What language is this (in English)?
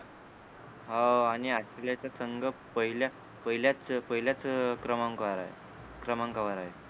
Marathi